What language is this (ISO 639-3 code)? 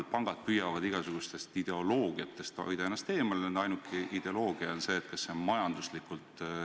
est